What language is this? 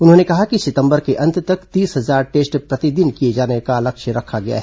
Hindi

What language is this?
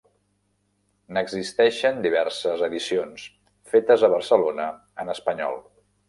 Catalan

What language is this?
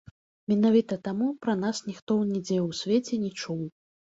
Belarusian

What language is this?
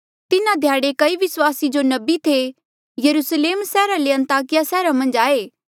Mandeali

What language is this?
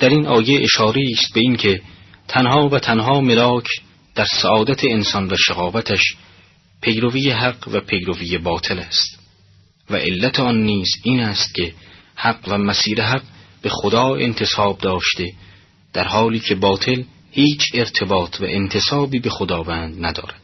Persian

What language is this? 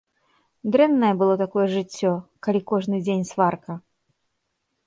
Belarusian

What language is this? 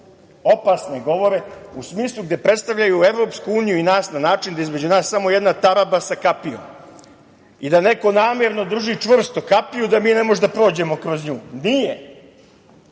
Serbian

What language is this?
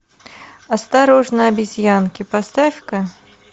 Russian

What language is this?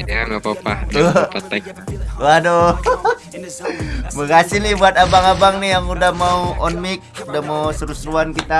Indonesian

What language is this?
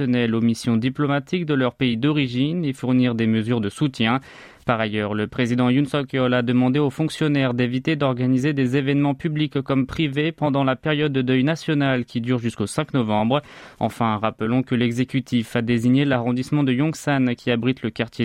French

